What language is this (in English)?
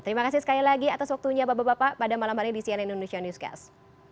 Indonesian